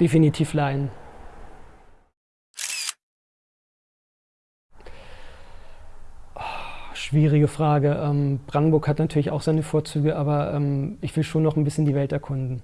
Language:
German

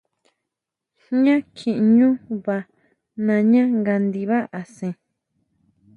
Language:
Huautla Mazatec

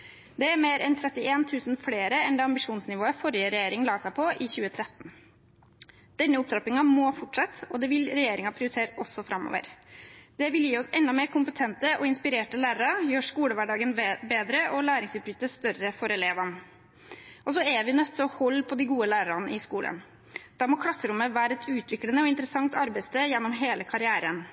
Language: Norwegian Bokmål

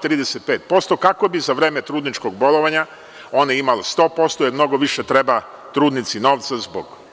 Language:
Serbian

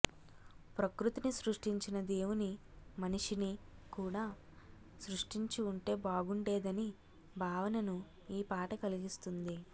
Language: Telugu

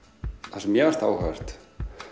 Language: Icelandic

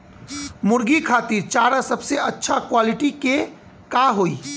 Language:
Bhojpuri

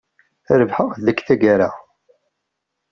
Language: Kabyle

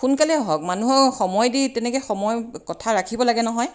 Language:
Assamese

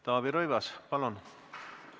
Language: Estonian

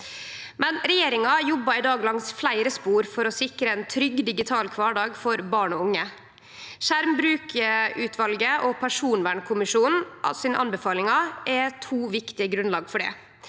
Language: Norwegian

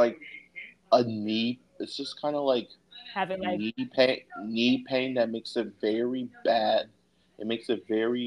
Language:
English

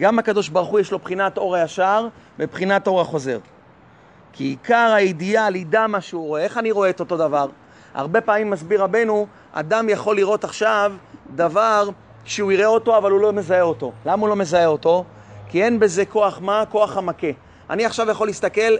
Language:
Hebrew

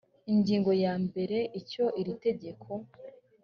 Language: Kinyarwanda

